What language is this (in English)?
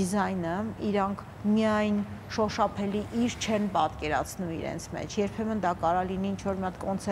Romanian